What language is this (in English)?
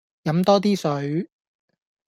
Cantonese